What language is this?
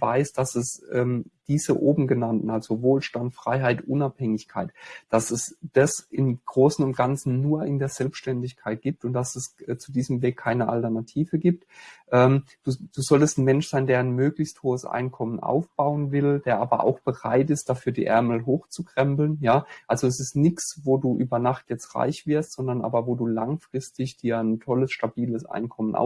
German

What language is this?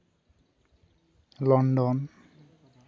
Santali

